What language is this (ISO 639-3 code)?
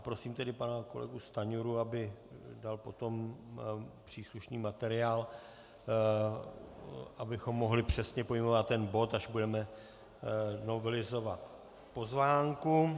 ces